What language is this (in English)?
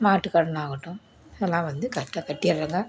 Tamil